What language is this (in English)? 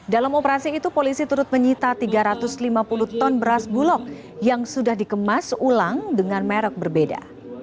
Indonesian